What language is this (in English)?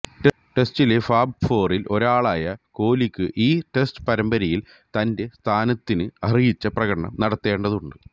Malayalam